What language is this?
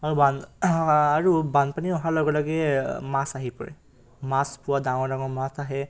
Assamese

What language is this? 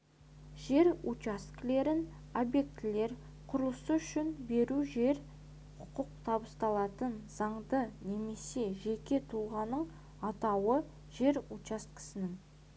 Kazakh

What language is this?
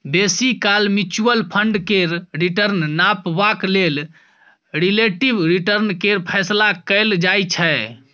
Maithili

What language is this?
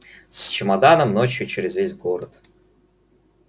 Russian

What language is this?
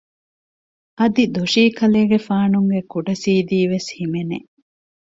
Divehi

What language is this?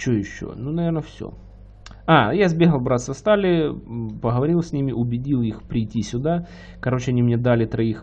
Russian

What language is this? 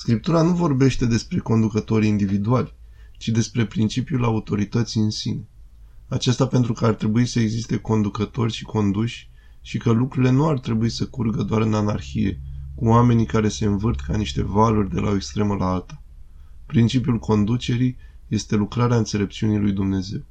Romanian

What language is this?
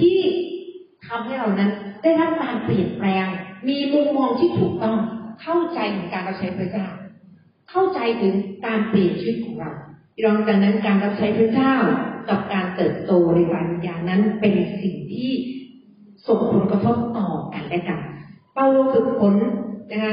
Thai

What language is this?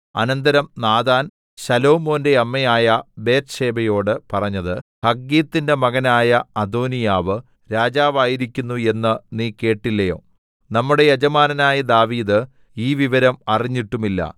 Malayalam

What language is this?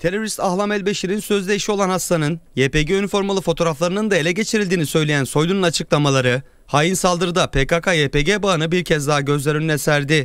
Turkish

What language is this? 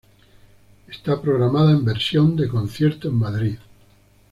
Spanish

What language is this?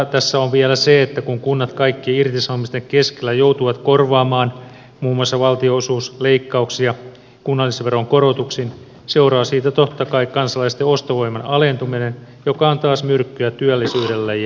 Finnish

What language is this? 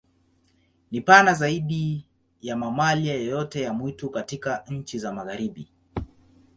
Swahili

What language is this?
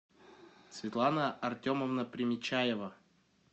Russian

